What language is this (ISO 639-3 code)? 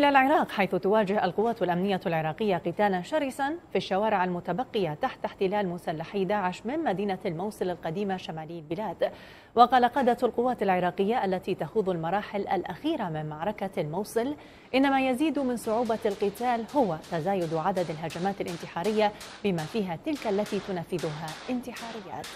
ara